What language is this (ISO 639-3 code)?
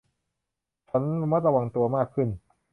tha